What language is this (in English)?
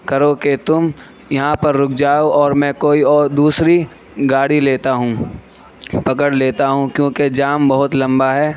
Urdu